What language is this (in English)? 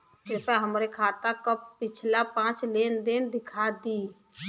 Bhojpuri